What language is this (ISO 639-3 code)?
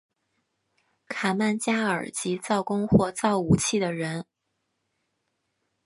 zho